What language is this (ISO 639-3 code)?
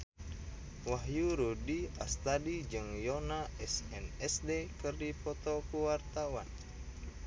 sun